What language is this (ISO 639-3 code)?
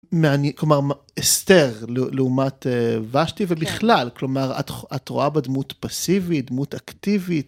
heb